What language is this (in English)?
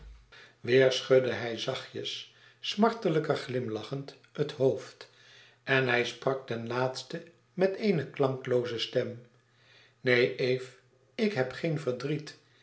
Dutch